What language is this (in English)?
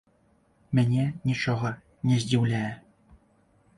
Belarusian